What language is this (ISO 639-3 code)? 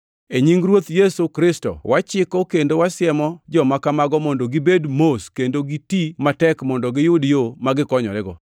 luo